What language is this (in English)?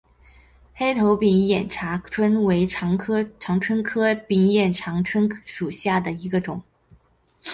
Chinese